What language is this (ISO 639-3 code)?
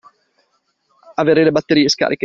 ita